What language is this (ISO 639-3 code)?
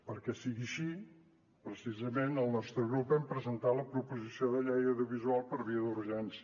cat